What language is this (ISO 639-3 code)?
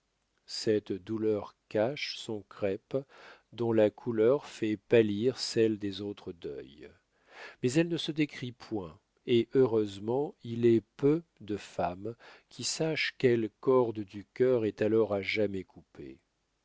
fra